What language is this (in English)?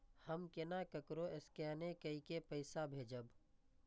Maithili